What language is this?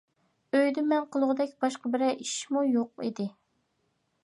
Uyghur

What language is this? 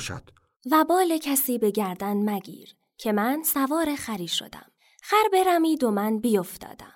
Persian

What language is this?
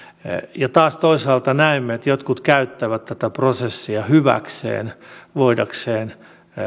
Finnish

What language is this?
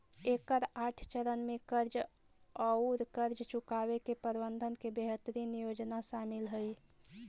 Magahi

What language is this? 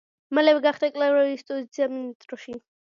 Georgian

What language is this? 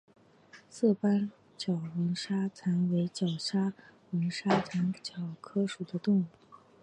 Chinese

